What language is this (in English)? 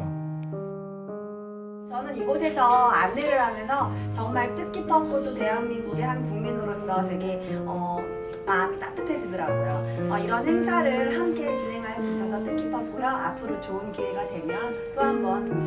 Korean